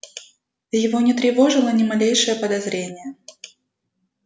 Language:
Russian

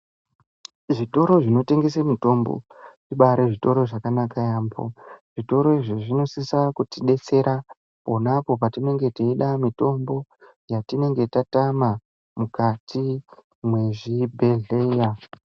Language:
Ndau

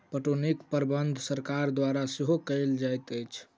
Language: Maithili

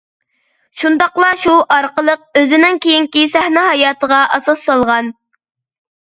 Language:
Uyghur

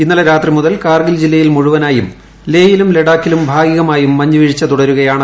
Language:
Malayalam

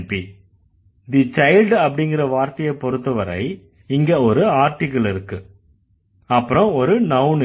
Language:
Tamil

